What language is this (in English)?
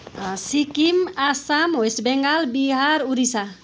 Nepali